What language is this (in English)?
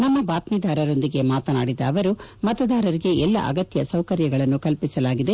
Kannada